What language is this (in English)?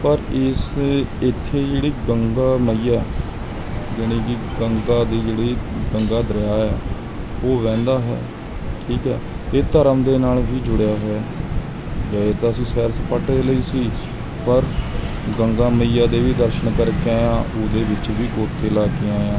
Punjabi